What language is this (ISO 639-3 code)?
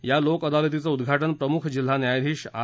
mar